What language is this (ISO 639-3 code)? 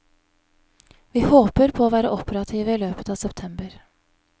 nor